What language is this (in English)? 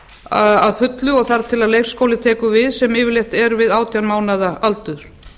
Icelandic